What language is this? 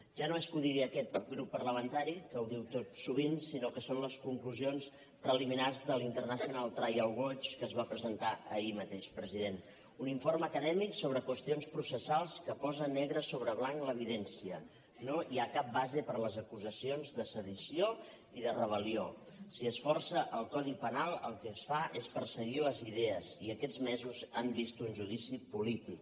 Catalan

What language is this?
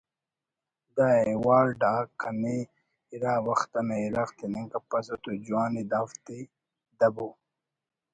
Brahui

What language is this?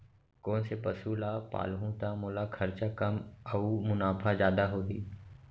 Chhattisgarhi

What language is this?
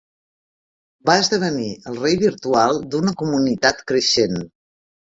Catalan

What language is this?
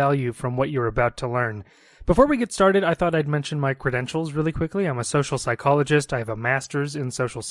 English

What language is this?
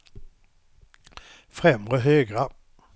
Swedish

